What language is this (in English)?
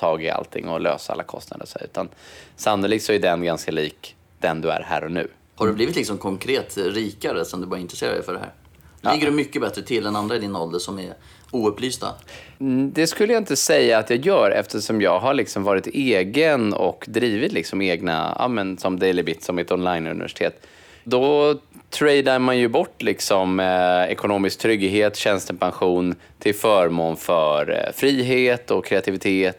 Swedish